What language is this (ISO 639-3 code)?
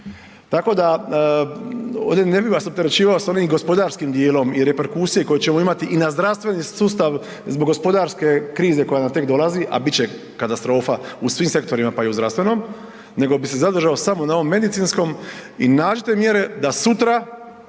hrv